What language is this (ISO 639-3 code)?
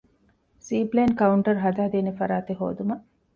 div